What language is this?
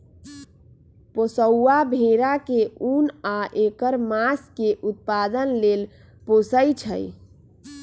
Magahi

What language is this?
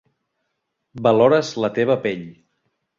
Catalan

